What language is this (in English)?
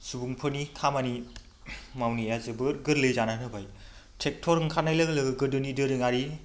Bodo